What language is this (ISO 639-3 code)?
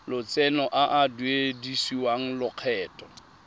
tsn